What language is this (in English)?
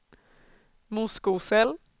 Swedish